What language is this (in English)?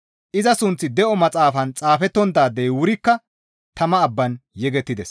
Gamo